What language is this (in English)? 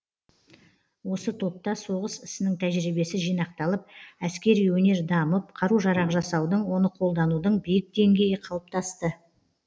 Kazakh